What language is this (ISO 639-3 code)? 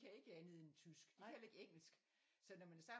dan